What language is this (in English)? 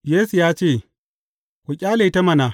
Hausa